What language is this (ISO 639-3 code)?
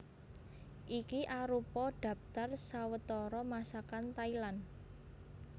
jav